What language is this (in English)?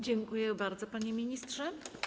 Polish